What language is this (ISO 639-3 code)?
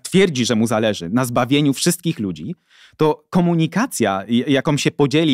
pol